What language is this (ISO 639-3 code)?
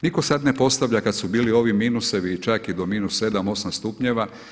hrv